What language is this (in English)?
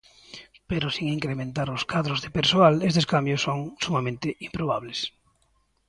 Galician